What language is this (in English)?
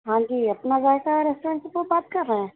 Urdu